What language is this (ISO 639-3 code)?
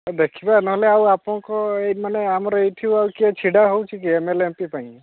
ori